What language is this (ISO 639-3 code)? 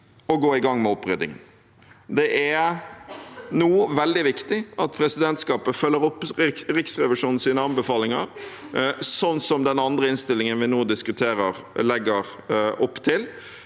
nor